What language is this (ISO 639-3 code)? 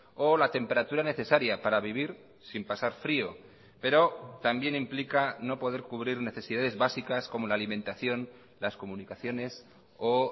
spa